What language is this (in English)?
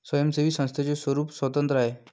Marathi